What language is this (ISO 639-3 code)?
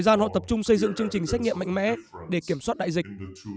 vie